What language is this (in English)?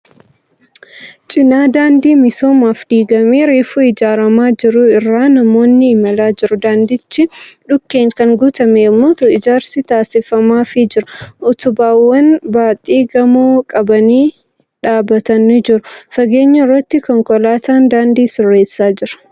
Oromo